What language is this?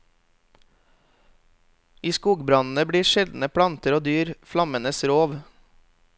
Norwegian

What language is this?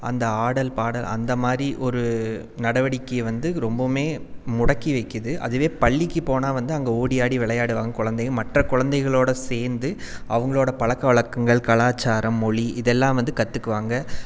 Tamil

